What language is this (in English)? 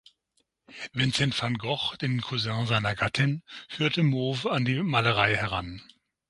German